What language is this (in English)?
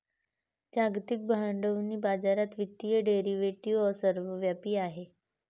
Marathi